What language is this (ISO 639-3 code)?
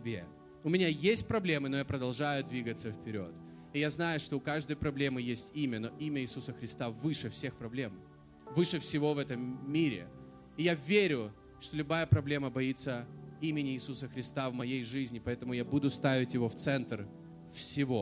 rus